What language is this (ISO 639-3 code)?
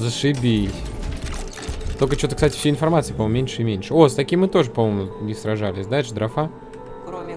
rus